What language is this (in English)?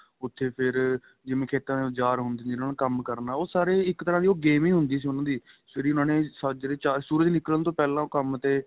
Punjabi